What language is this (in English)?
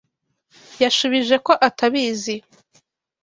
Kinyarwanda